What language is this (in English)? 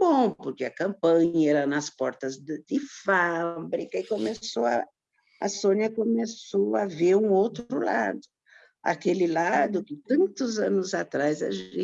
Portuguese